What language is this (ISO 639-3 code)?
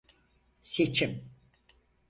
tur